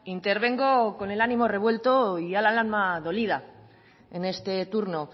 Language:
Spanish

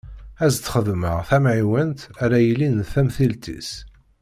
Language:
Kabyle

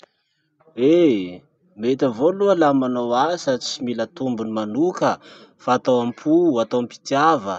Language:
Masikoro Malagasy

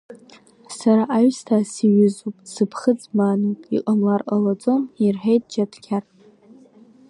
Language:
Abkhazian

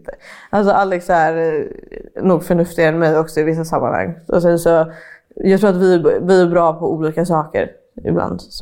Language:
Swedish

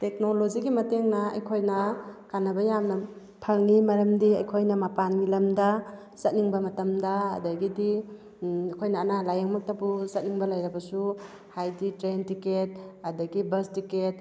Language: Manipuri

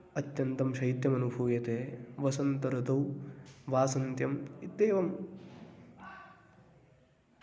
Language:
Sanskrit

